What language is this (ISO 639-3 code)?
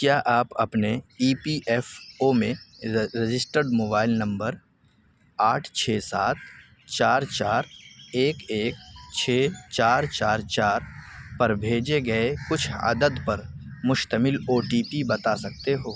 urd